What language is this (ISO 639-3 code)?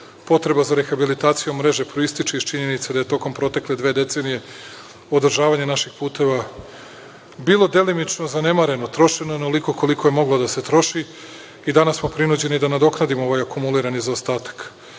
srp